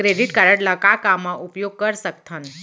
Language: Chhattisgarhi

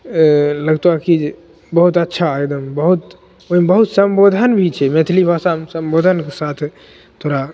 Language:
Maithili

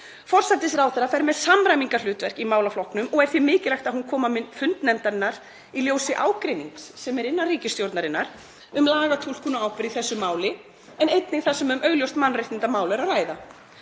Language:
Icelandic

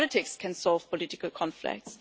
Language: English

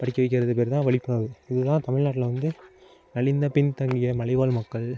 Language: Tamil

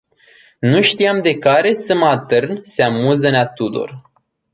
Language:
Romanian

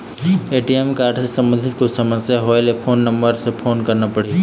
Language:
Chhattisgarhi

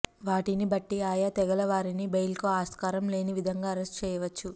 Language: Telugu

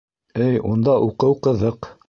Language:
Bashkir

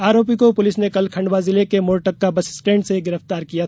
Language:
Hindi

